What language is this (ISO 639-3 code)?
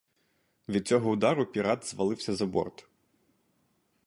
ukr